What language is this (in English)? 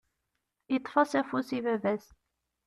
Kabyle